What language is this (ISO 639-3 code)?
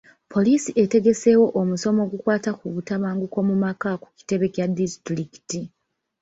lug